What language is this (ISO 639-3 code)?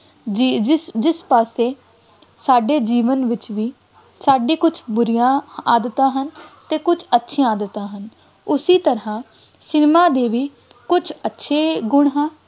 pan